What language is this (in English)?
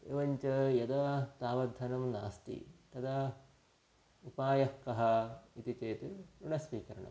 Sanskrit